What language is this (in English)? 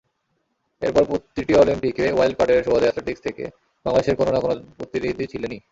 Bangla